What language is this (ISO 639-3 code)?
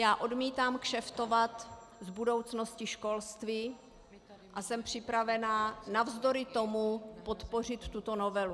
ces